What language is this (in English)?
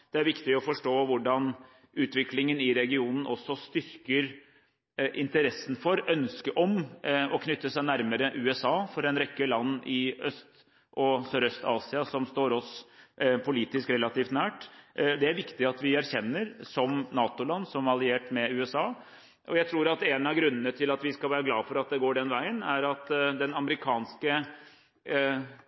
Norwegian Bokmål